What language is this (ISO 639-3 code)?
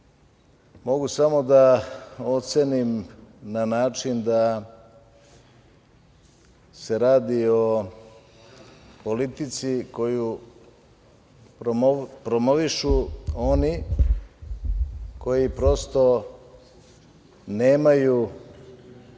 srp